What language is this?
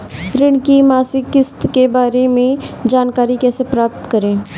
Hindi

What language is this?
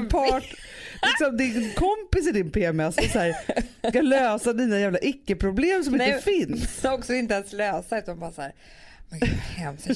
Swedish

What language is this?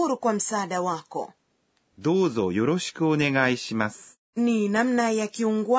Swahili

